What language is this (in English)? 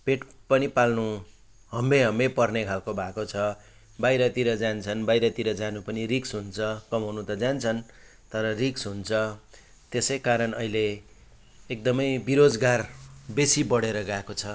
Nepali